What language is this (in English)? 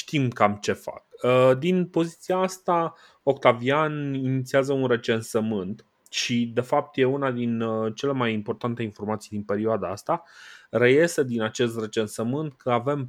Romanian